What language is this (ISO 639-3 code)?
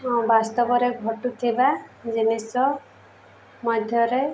ori